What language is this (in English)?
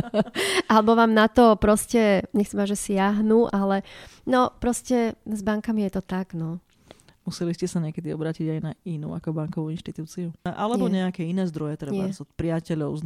Slovak